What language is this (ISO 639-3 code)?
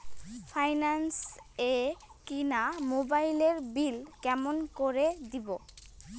ben